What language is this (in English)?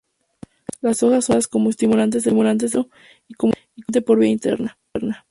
Spanish